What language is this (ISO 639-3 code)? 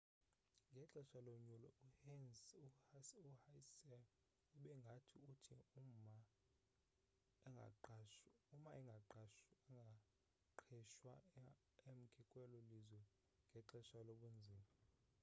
xho